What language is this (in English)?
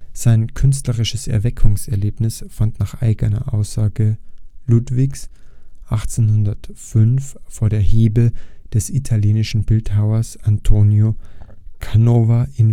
German